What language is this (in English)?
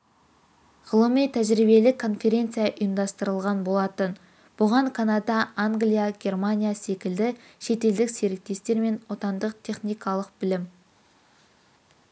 Kazakh